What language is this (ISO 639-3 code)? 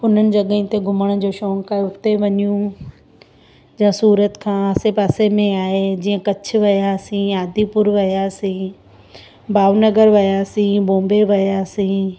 snd